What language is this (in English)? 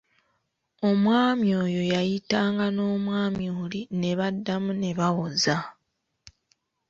Ganda